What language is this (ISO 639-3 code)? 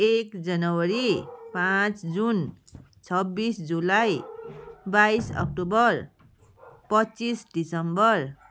nep